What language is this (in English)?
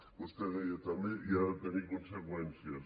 Catalan